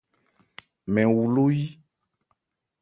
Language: Ebrié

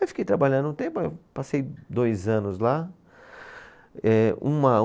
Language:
Portuguese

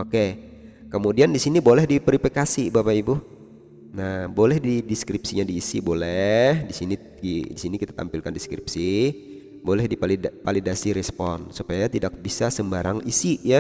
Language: Indonesian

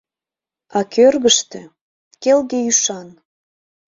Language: Mari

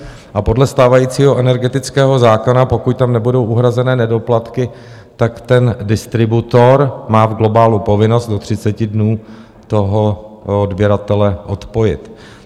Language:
Czech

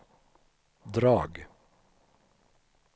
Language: Swedish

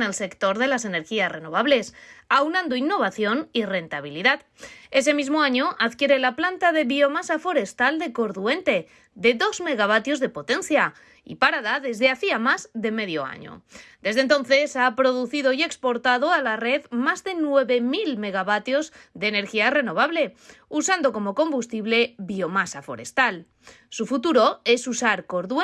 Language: Spanish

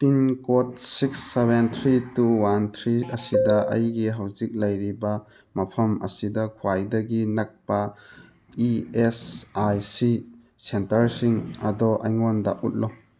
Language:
Manipuri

